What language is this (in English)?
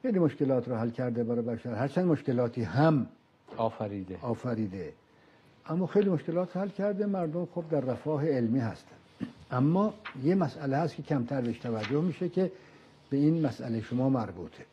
Persian